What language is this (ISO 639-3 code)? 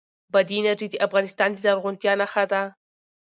pus